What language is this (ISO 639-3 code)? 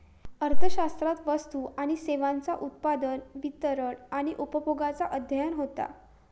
mar